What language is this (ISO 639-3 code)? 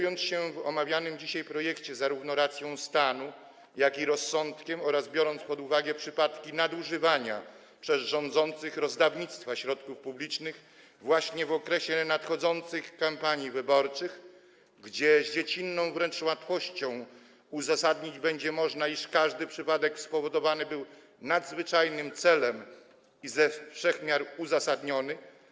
pol